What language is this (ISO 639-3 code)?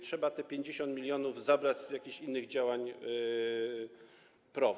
pol